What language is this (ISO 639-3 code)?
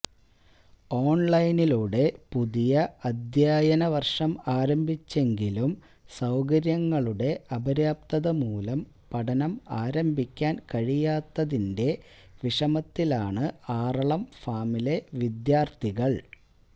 mal